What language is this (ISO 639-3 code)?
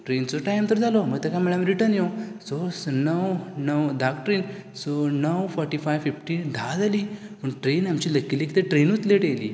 kok